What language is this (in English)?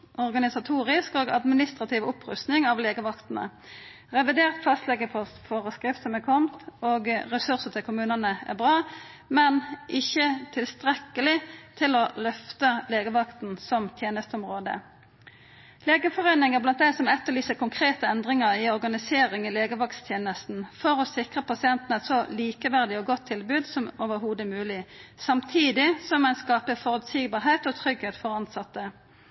Norwegian Nynorsk